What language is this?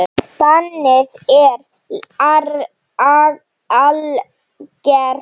Icelandic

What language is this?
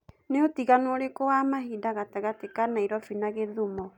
Kikuyu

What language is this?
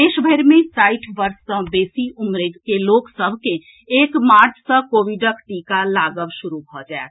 Maithili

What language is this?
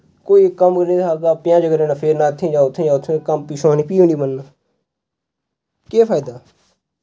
Dogri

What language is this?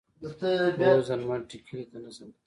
Pashto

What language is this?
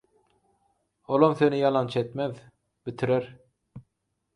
Turkmen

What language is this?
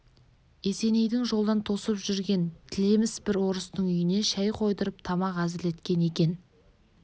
Kazakh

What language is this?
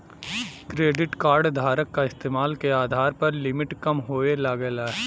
Bhojpuri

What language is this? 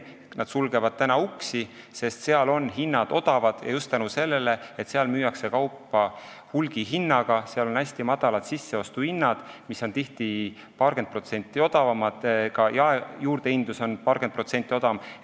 Estonian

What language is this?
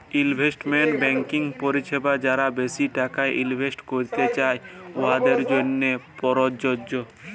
Bangla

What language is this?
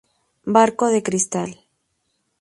Spanish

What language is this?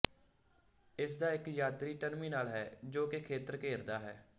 Punjabi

